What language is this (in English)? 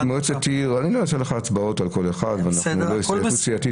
Hebrew